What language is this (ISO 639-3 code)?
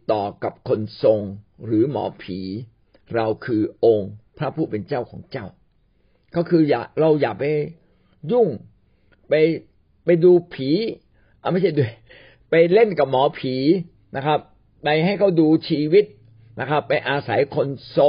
tha